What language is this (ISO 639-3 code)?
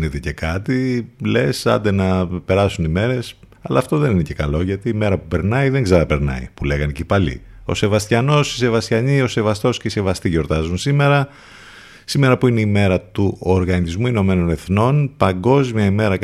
ell